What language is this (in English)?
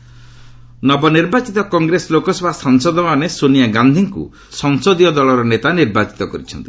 Odia